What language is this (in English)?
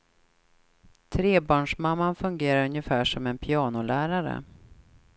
Swedish